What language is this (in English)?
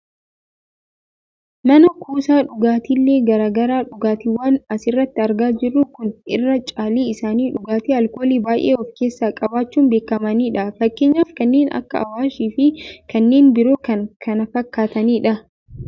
Oromo